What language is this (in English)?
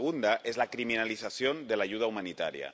Spanish